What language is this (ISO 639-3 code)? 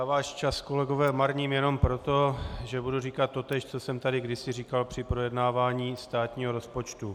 ces